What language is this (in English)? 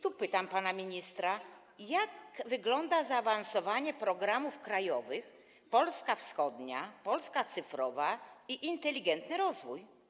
Polish